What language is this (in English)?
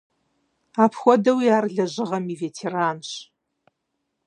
Kabardian